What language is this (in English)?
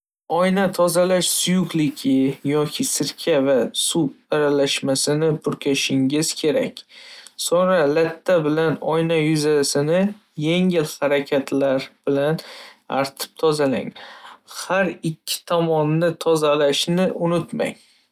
Uzbek